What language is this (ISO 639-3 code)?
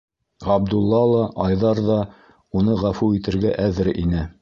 bak